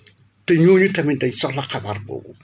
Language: Wolof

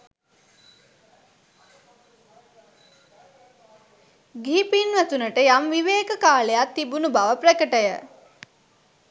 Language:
Sinhala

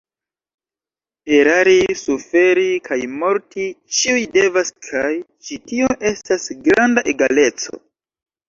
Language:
Esperanto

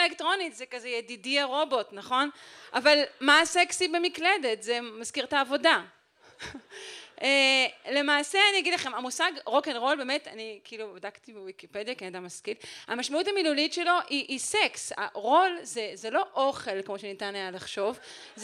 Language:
Hebrew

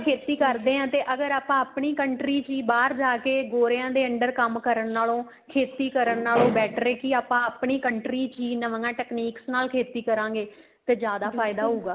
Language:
Punjabi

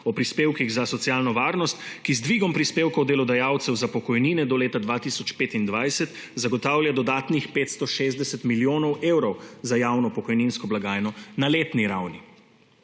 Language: Slovenian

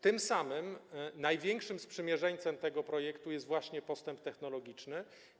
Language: Polish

